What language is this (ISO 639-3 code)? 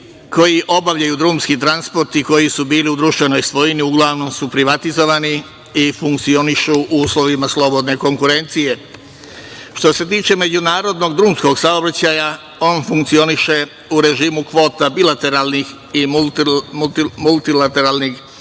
srp